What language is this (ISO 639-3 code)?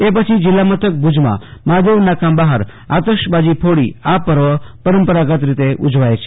guj